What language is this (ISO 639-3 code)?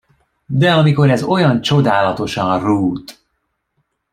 hun